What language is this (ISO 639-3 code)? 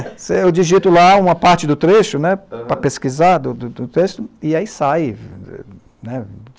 por